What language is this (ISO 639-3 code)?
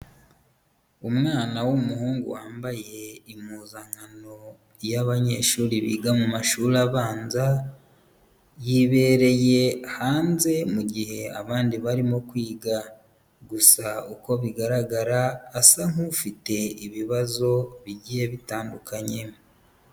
kin